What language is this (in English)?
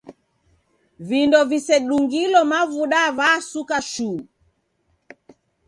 Taita